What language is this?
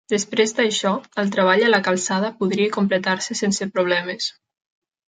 Catalan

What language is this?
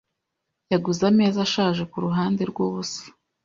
Kinyarwanda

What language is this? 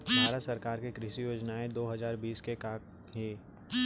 Chhattisgarhi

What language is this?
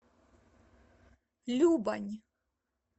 Russian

